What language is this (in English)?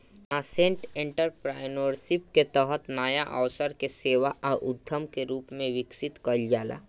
Bhojpuri